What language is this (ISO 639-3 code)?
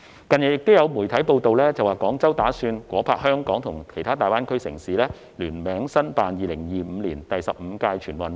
yue